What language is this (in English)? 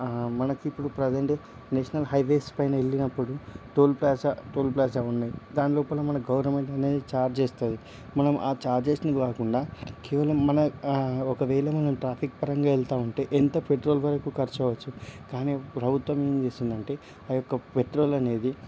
Telugu